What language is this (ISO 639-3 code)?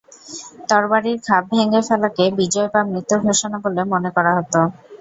ben